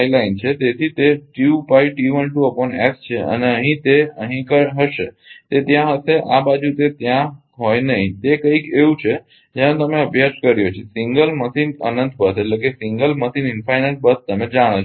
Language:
Gujarati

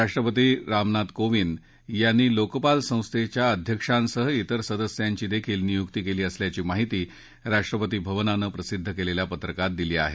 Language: Marathi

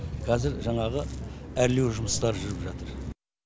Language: Kazakh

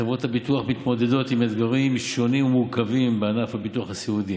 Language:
Hebrew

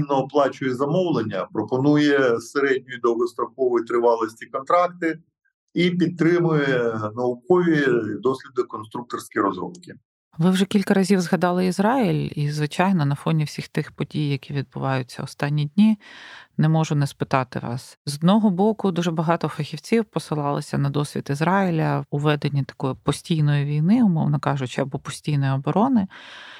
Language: Ukrainian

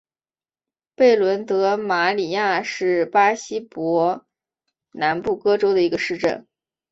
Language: Chinese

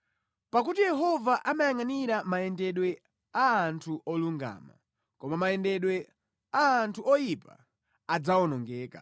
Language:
Nyanja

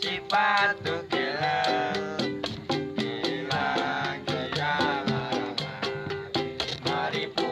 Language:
Malay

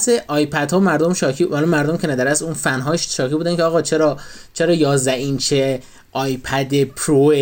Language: Persian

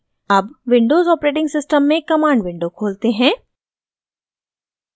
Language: Hindi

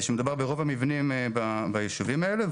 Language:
Hebrew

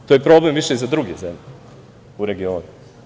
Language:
Serbian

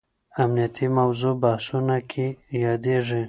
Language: Pashto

